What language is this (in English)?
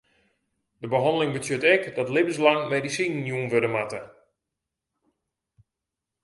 Western Frisian